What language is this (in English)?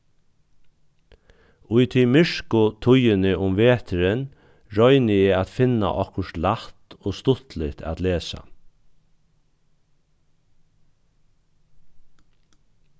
Faroese